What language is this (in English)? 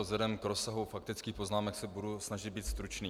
Czech